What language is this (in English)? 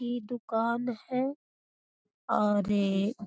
Magahi